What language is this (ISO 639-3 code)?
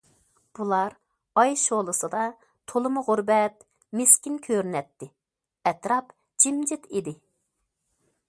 uig